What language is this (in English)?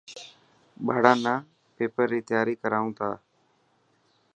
Dhatki